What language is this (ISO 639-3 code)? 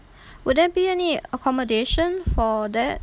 eng